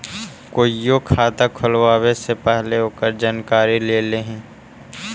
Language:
Magahi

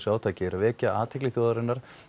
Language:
Icelandic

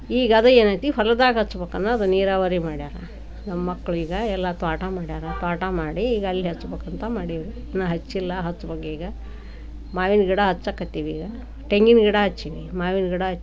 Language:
Kannada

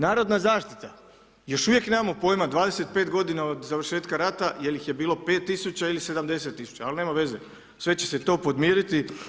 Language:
Croatian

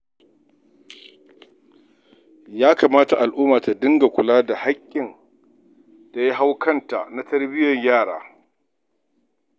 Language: Hausa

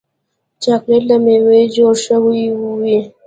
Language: Pashto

